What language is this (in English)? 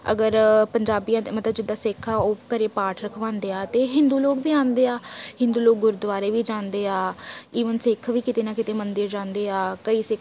Punjabi